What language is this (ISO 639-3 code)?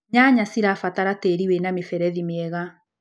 kik